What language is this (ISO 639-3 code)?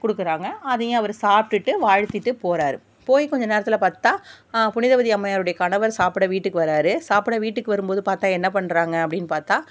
tam